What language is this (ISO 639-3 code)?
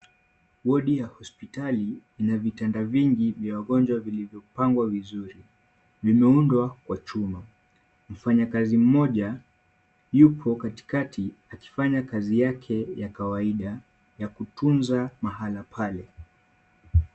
swa